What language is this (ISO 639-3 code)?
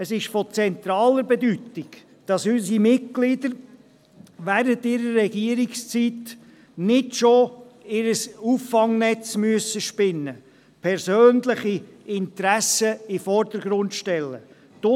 gsw